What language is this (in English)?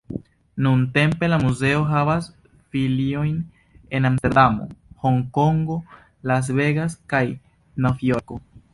Esperanto